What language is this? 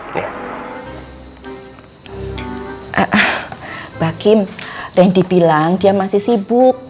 Indonesian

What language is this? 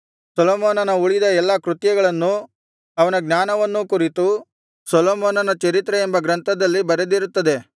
Kannada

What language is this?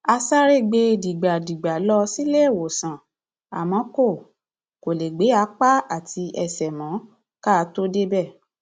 Yoruba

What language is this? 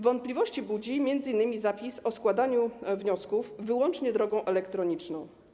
Polish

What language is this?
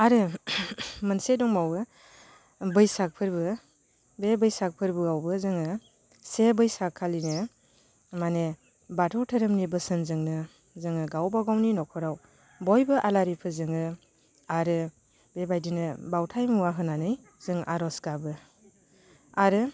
Bodo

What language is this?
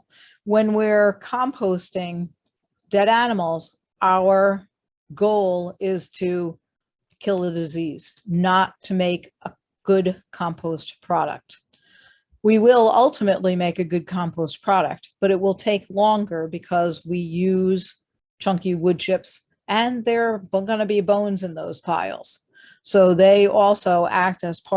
English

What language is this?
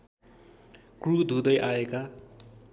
Nepali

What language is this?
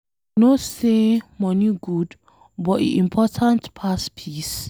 Nigerian Pidgin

